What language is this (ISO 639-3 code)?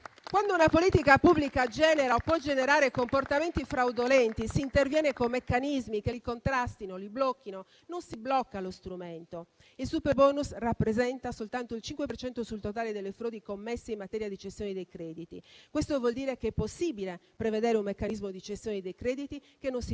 ita